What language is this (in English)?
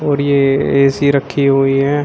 Hindi